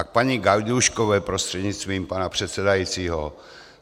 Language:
Czech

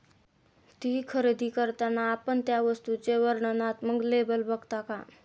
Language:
Marathi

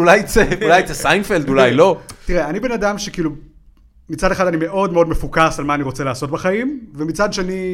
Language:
Hebrew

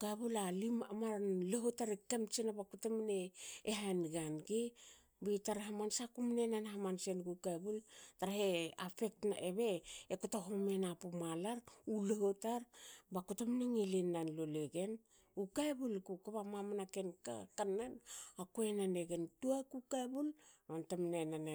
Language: Hakö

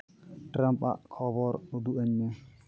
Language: Santali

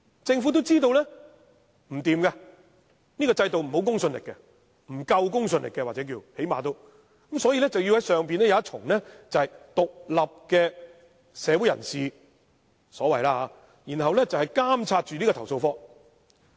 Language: Cantonese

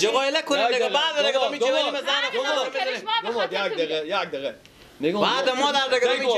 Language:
Persian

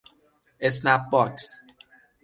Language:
Persian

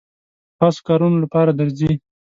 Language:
Pashto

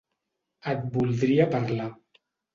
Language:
Catalan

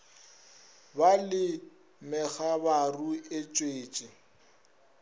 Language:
Northern Sotho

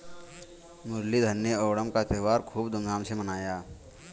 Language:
Hindi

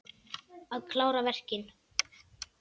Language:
Icelandic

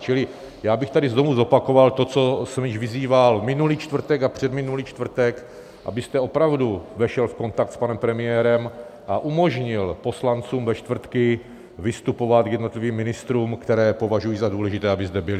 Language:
Czech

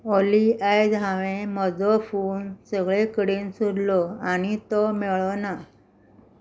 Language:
Konkani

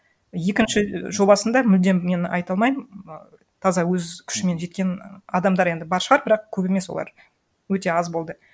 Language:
Kazakh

